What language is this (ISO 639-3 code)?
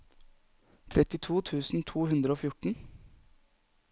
nor